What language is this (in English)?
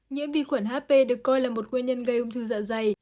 Vietnamese